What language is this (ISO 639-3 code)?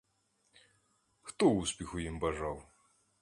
ukr